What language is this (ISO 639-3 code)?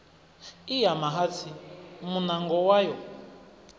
ven